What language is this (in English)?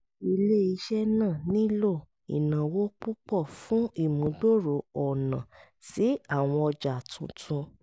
Yoruba